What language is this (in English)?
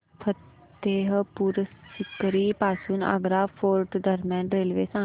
Marathi